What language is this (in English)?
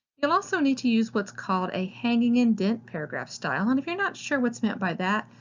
English